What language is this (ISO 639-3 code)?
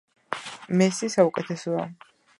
kat